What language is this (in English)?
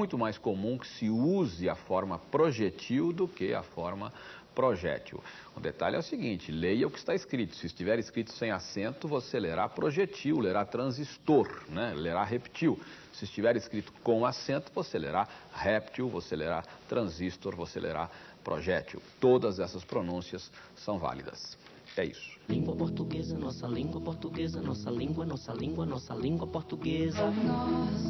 Portuguese